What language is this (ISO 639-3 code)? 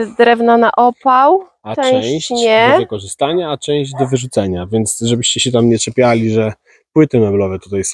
pol